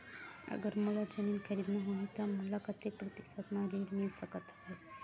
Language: Chhattisgarhi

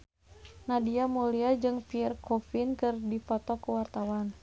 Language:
Sundanese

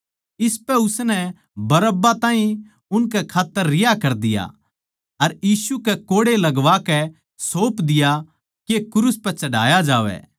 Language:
Haryanvi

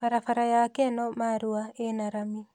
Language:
Kikuyu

